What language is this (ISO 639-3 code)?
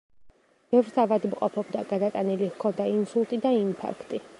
kat